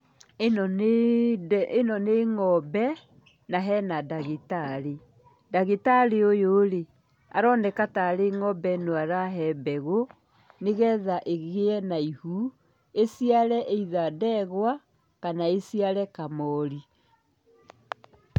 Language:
Kikuyu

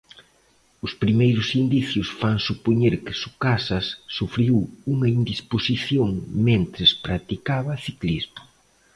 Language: Galician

